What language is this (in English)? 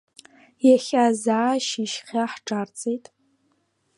Abkhazian